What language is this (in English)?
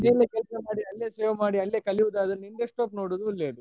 Kannada